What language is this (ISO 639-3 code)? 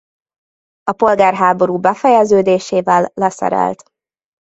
hun